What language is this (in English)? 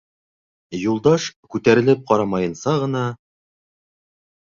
Bashkir